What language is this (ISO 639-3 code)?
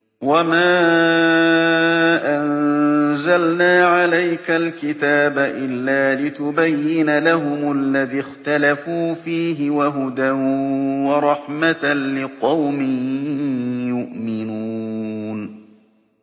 ara